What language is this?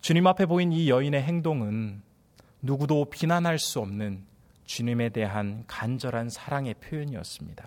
Korean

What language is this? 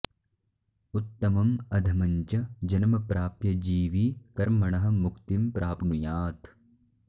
Sanskrit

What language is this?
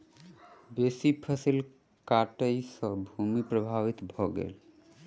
Maithili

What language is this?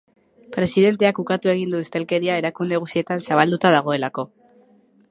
Basque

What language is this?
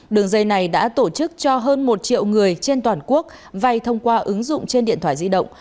Vietnamese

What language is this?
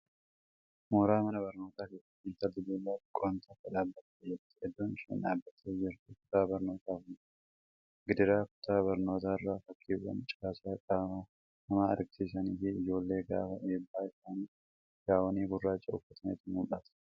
Oromo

